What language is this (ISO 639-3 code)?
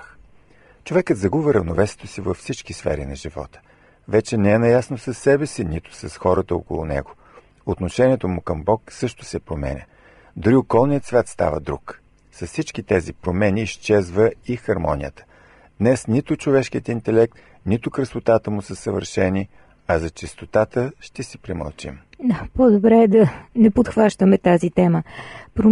bul